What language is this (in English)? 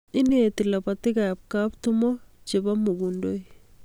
Kalenjin